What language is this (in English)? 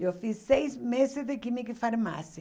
Portuguese